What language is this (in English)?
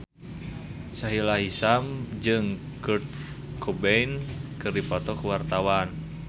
Sundanese